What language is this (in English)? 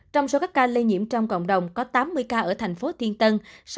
Vietnamese